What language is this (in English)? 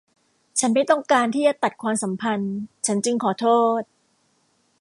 Thai